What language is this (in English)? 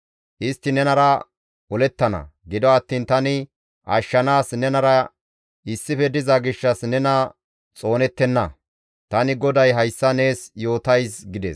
Gamo